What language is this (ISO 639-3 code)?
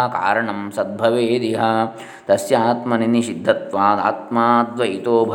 kan